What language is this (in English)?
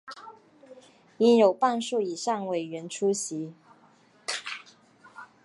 Chinese